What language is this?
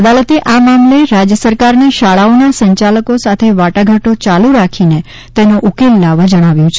Gujarati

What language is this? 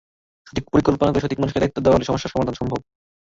Bangla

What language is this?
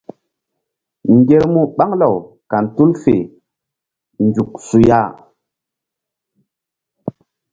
Mbum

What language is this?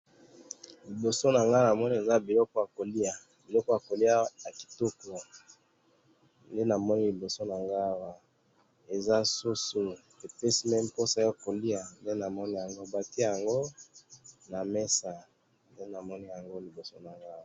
Lingala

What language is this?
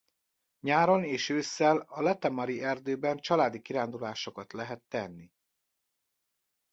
Hungarian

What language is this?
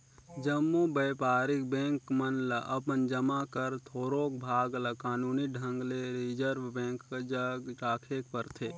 Chhattisgarhi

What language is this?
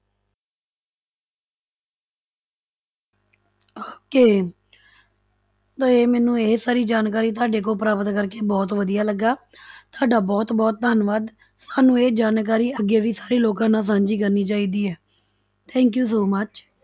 Punjabi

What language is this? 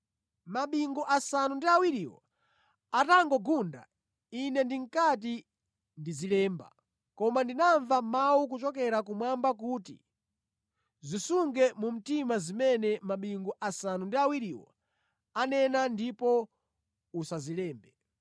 Nyanja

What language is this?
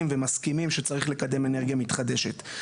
Hebrew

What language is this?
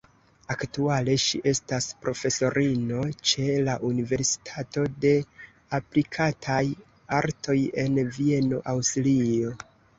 Esperanto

